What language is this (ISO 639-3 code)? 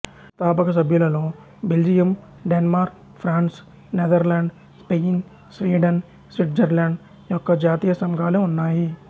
tel